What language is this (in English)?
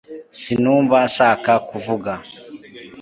Kinyarwanda